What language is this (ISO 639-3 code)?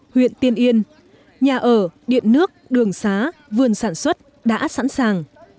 vie